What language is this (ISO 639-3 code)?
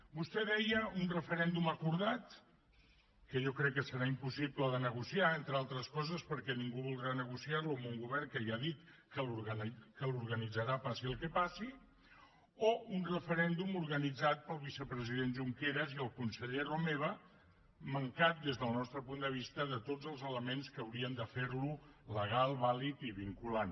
cat